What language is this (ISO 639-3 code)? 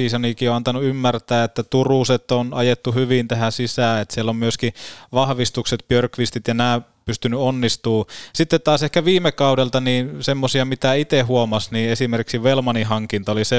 fin